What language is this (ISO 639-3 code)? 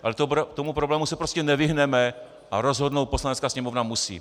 ces